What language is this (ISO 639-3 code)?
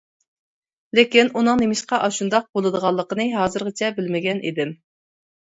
uig